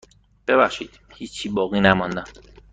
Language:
Persian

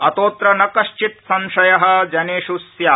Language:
Sanskrit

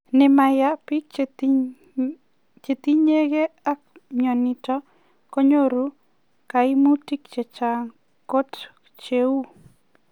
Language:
Kalenjin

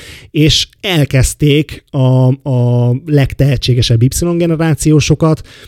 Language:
Hungarian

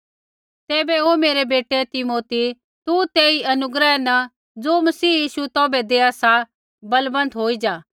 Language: Kullu Pahari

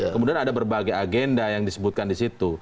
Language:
Indonesian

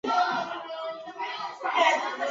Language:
Chinese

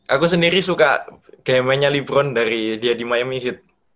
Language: Indonesian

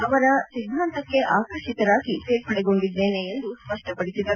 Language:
Kannada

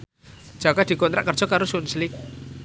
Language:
Javanese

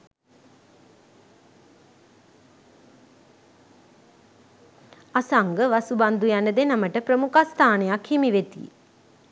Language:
Sinhala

